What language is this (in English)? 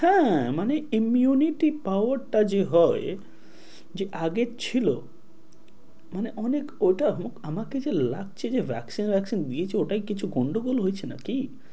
Bangla